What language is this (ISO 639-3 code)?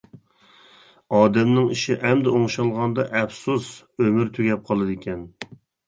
uig